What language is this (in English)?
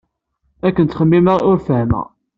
Kabyle